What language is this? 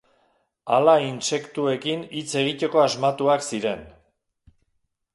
Basque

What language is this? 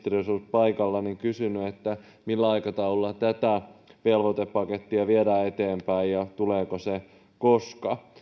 Finnish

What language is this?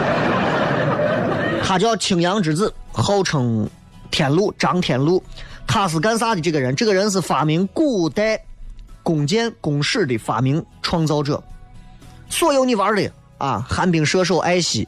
Chinese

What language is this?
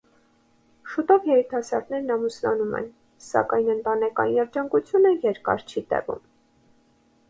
Armenian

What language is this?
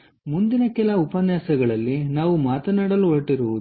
Kannada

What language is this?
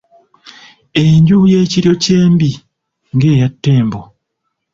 Ganda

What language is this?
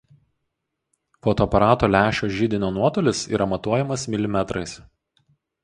Lithuanian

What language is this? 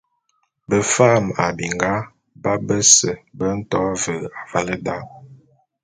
Bulu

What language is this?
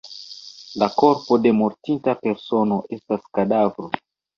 Esperanto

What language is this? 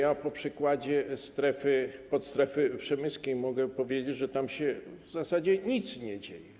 Polish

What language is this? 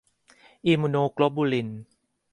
Thai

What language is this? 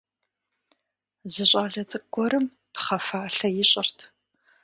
Kabardian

